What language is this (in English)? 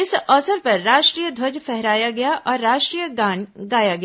Hindi